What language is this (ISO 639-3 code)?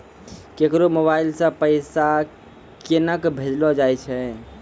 mai